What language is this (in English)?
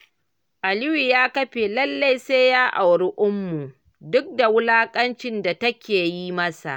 Hausa